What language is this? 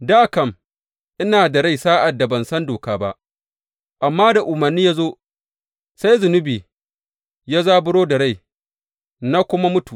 Hausa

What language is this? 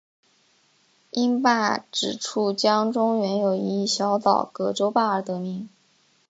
Chinese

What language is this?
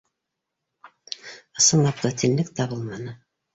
Bashkir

